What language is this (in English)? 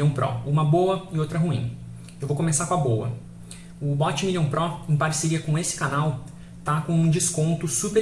Portuguese